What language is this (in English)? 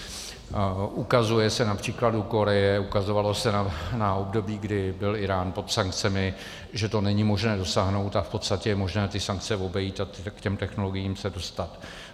Czech